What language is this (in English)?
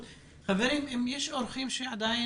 Hebrew